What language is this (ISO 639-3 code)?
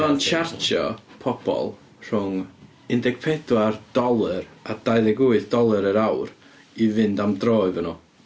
cym